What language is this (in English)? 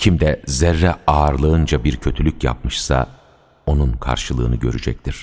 Turkish